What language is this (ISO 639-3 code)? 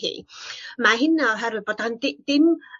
cym